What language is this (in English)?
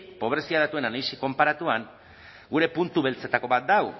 Basque